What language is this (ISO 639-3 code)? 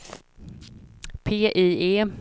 swe